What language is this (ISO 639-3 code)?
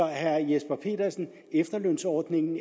dan